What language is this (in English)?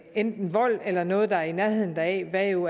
Danish